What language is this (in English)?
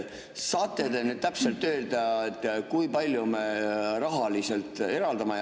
Estonian